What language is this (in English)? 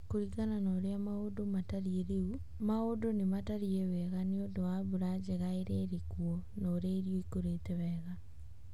Kikuyu